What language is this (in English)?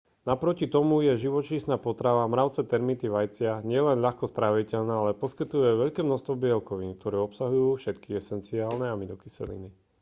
Slovak